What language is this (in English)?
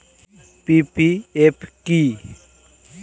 Bangla